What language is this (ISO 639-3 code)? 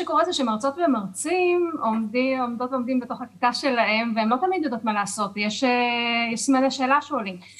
heb